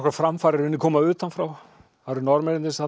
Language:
Icelandic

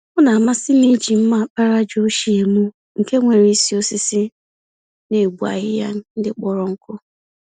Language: Igbo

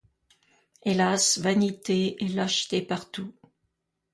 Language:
French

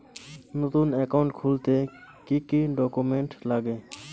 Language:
Bangla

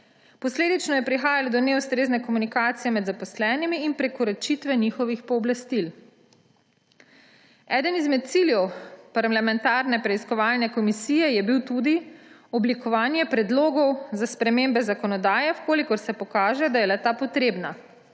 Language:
Slovenian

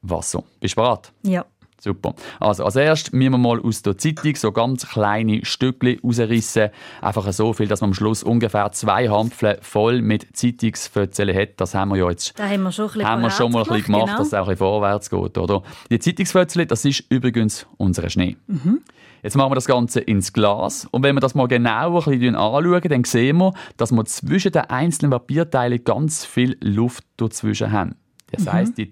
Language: German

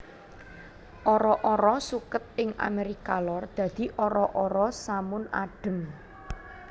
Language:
Javanese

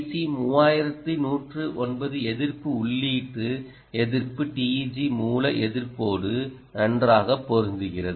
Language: Tamil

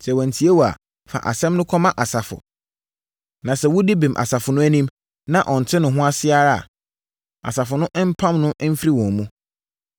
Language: Akan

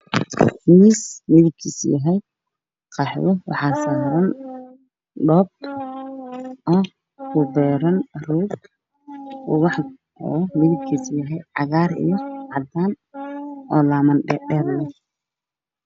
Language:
Somali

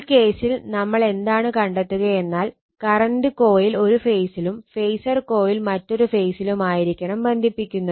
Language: Malayalam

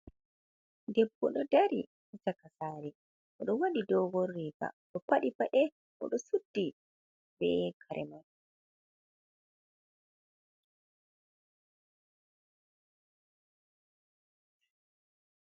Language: Fula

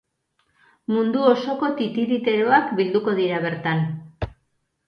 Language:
Basque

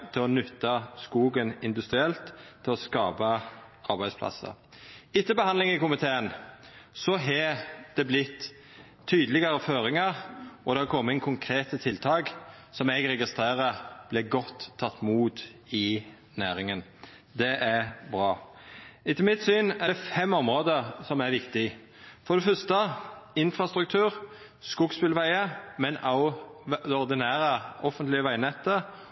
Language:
Norwegian Nynorsk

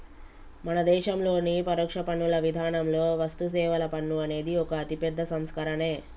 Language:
Telugu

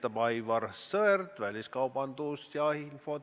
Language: Estonian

